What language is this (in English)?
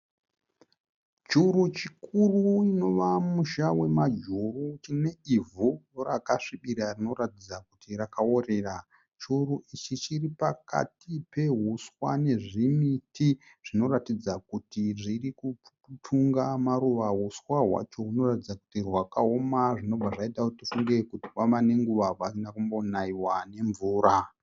Shona